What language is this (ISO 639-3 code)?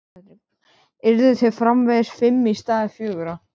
isl